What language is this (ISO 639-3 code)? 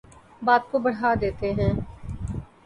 urd